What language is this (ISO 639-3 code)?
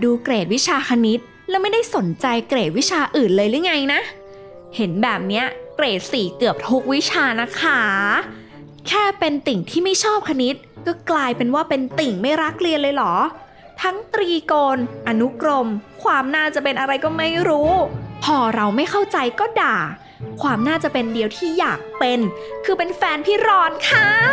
tha